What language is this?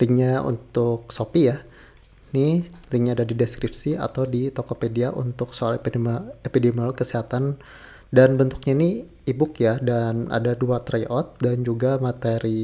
Indonesian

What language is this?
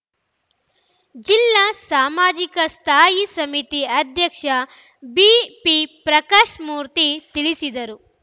Kannada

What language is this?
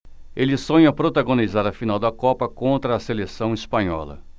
Portuguese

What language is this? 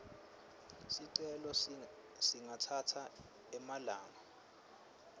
Swati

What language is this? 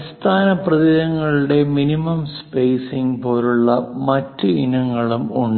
Malayalam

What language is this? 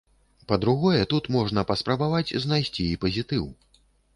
Belarusian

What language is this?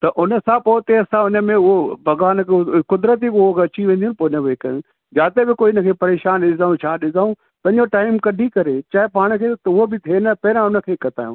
Sindhi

